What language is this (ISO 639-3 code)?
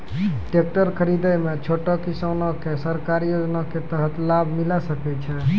mai